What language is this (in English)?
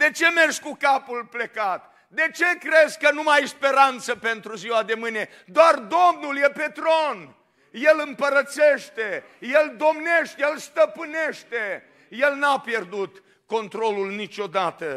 Romanian